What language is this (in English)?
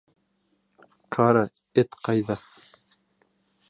Bashkir